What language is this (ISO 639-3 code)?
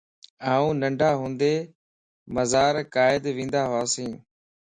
lss